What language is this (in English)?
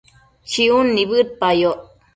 Matsés